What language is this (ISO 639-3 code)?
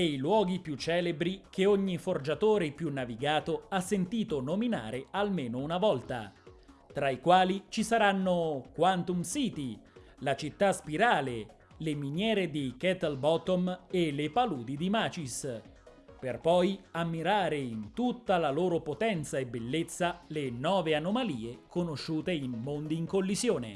ita